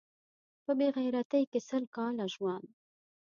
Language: Pashto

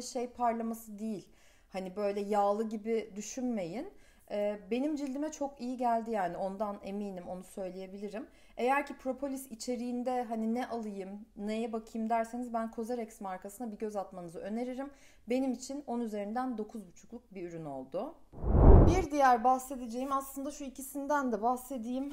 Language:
Turkish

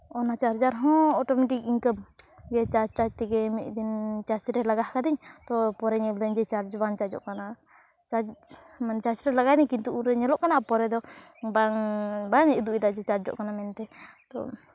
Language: Santali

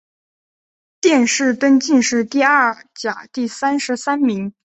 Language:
Chinese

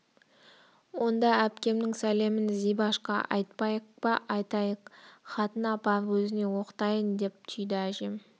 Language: Kazakh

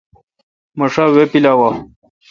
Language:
Kalkoti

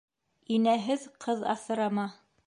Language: Bashkir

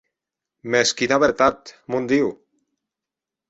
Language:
Occitan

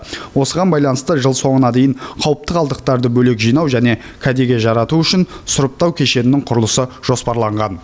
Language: Kazakh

